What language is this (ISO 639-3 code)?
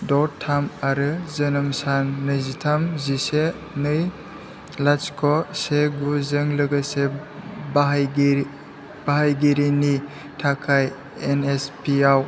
brx